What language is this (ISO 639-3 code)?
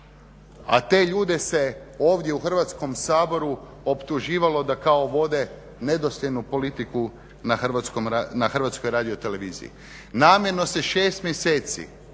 hrv